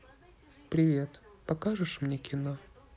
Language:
Russian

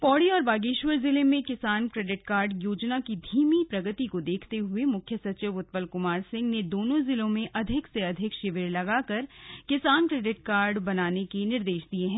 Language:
Hindi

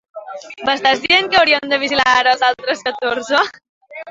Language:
Catalan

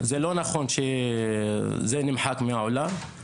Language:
Hebrew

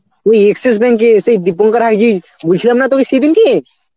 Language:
Bangla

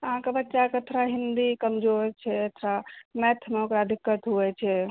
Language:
Maithili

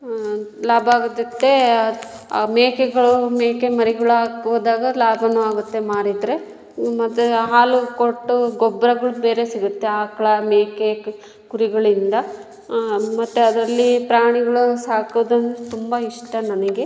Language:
Kannada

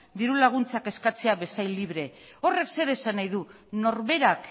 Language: Basque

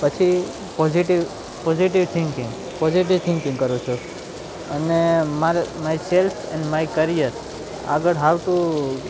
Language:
Gujarati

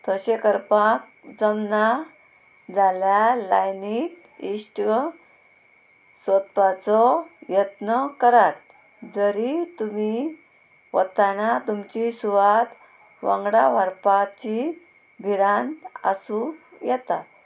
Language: Konkani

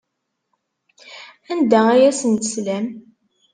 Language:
Kabyle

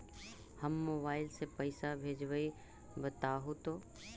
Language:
Magahi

